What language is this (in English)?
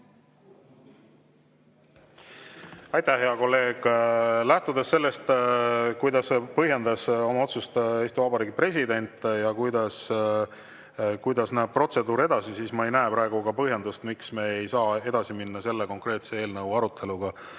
Estonian